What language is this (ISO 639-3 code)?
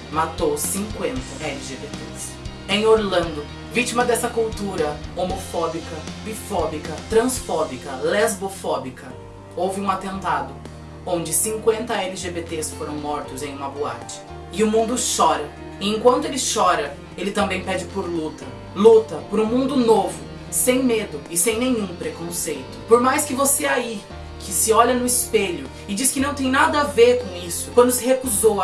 por